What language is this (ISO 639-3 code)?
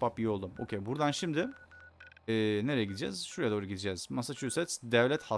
tur